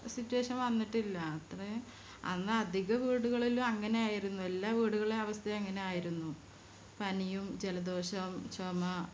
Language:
Malayalam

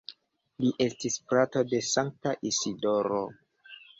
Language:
Esperanto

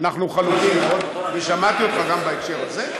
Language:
Hebrew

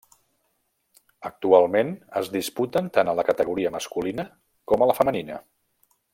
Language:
Catalan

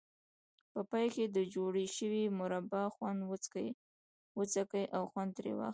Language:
Pashto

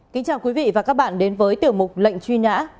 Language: Vietnamese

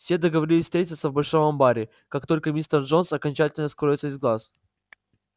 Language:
Russian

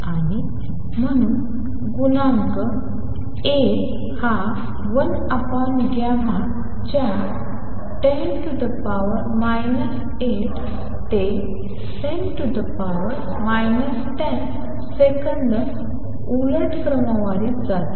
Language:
Marathi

